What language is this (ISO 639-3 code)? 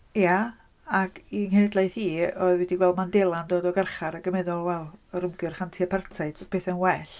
cym